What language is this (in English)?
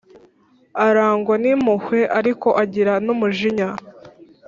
Kinyarwanda